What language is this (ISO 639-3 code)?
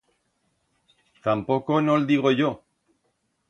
arg